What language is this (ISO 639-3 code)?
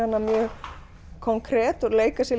isl